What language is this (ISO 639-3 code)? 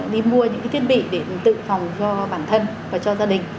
vie